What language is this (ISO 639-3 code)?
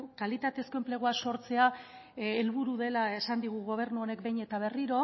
eus